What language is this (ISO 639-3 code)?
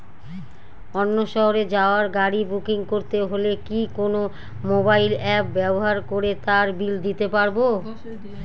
ben